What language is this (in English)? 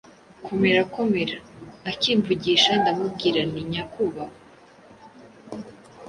Kinyarwanda